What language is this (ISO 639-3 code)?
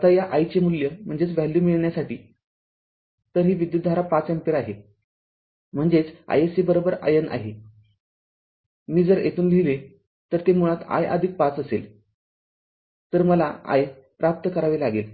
mar